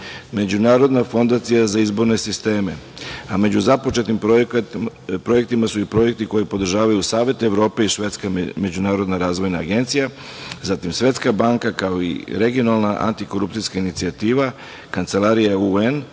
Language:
Serbian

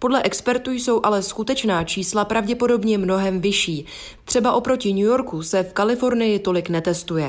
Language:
Czech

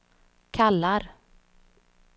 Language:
Swedish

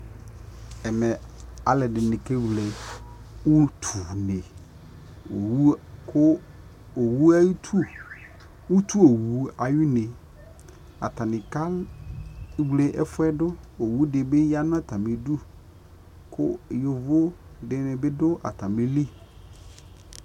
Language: Ikposo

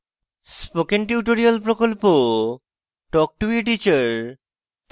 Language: Bangla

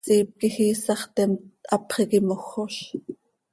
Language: Seri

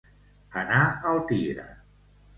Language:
Catalan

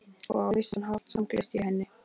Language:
Icelandic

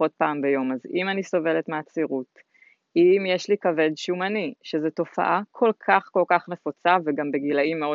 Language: Hebrew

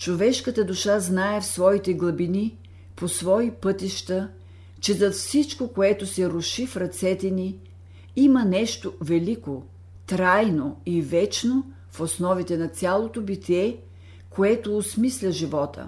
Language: Bulgarian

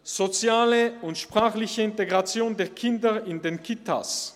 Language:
Swiss German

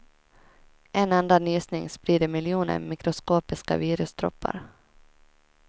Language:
Swedish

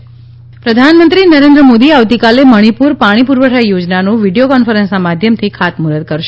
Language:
Gujarati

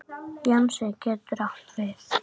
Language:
Icelandic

